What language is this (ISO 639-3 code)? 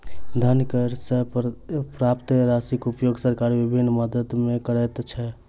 mai